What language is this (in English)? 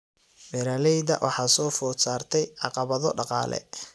Somali